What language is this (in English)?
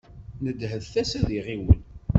Kabyle